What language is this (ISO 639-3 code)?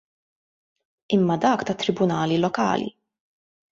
mlt